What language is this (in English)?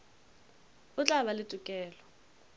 Northern Sotho